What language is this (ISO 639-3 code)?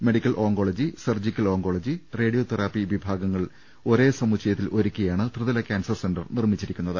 mal